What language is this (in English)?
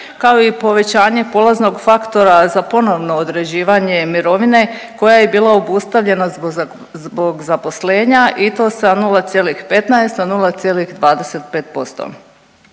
Croatian